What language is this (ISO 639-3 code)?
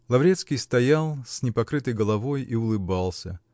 rus